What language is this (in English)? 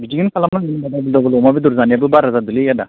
Bodo